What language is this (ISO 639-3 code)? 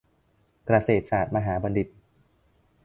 tha